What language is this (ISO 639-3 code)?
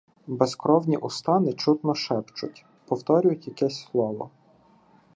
ukr